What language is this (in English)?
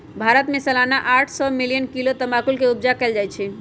Magahi